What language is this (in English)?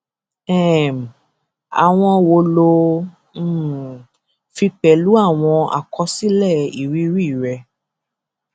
Yoruba